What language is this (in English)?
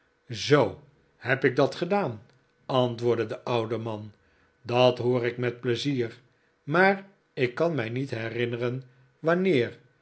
Dutch